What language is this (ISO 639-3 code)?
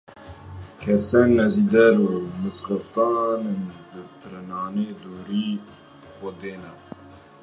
kur